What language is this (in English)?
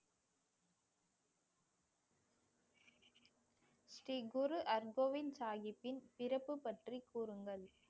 Tamil